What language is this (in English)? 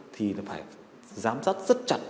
Vietnamese